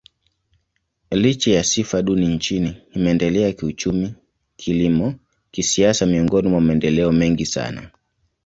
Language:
Swahili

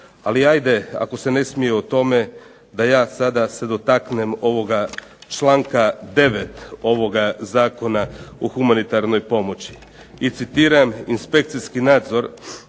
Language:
Croatian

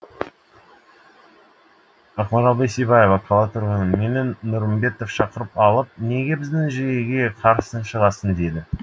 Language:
Kazakh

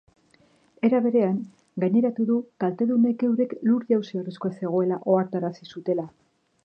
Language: Basque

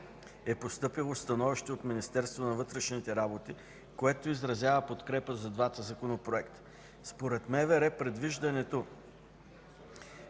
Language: Bulgarian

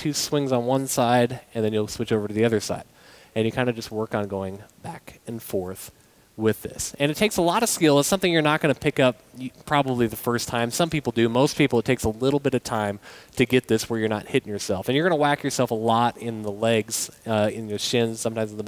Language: English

